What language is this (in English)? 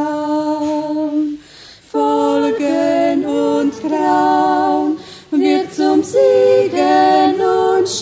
Croatian